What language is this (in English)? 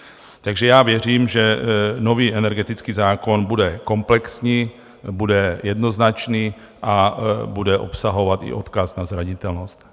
Czech